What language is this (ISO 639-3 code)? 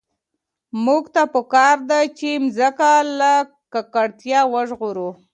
pus